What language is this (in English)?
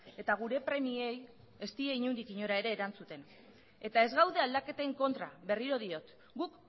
Basque